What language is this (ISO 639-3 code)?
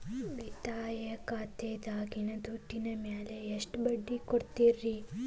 kan